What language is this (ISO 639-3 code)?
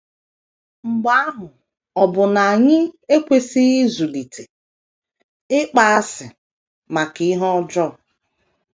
ibo